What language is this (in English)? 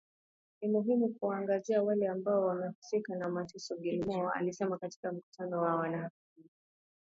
Swahili